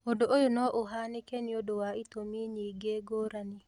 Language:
Kikuyu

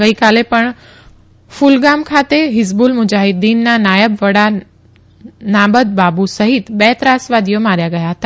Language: Gujarati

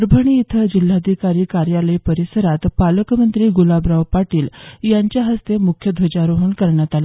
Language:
Marathi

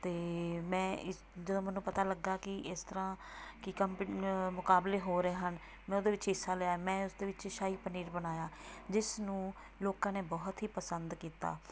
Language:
Punjabi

